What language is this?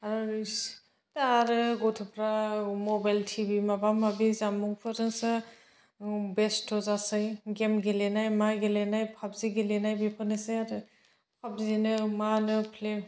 Bodo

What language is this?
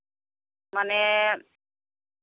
Santali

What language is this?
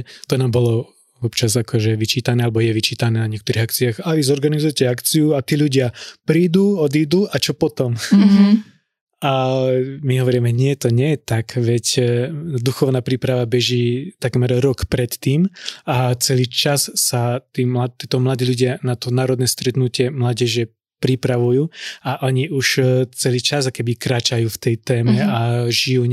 Slovak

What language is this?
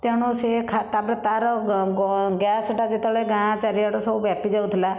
Odia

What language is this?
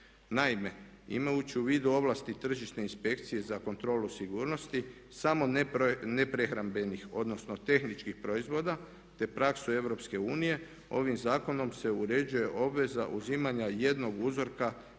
Croatian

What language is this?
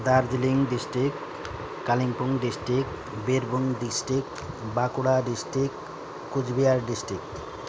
Nepali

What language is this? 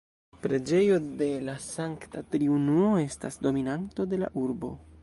Esperanto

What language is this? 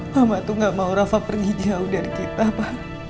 Indonesian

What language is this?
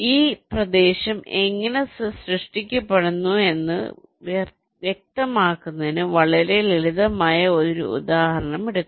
Malayalam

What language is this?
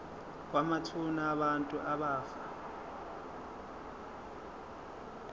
Zulu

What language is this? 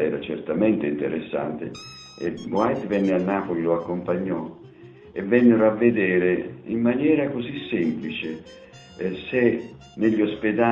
Italian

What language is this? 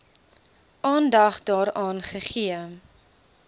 Afrikaans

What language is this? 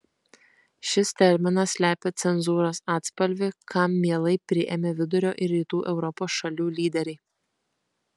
Lithuanian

